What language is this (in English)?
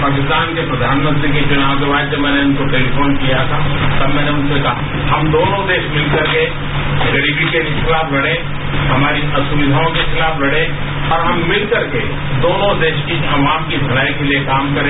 Hindi